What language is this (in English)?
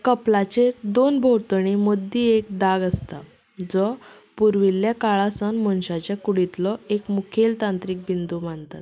Konkani